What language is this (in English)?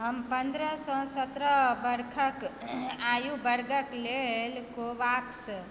Maithili